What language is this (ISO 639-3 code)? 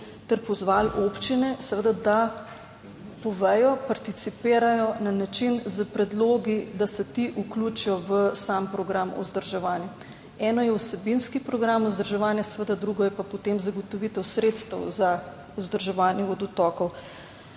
slv